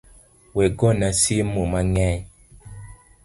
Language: Luo (Kenya and Tanzania)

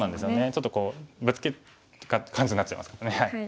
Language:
Japanese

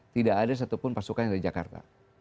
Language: Indonesian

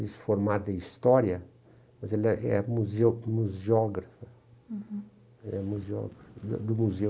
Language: Portuguese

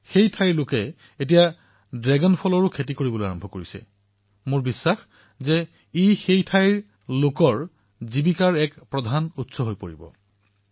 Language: Assamese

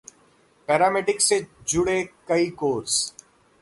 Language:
Hindi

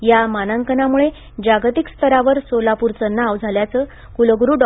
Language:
Marathi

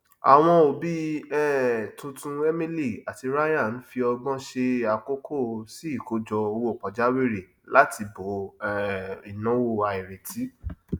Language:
Yoruba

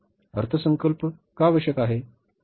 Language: Marathi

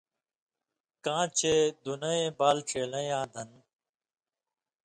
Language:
Indus Kohistani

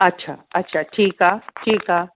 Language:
Sindhi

